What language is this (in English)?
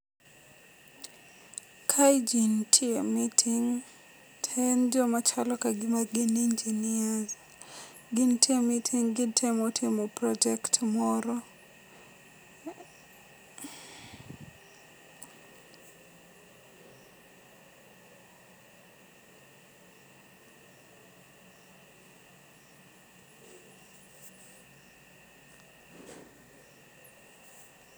Luo (Kenya and Tanzania)